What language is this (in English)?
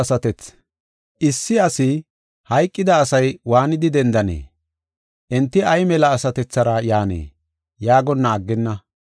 Gofa